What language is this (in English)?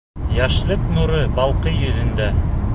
Bashkir